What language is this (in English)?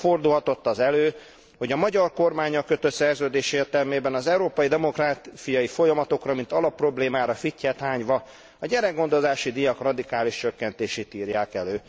Hungarian